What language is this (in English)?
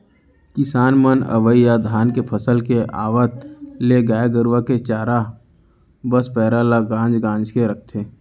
Chhattisgarhi